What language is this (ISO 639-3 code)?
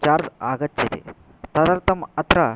san